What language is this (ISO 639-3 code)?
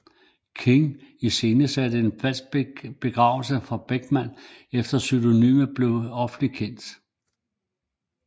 dan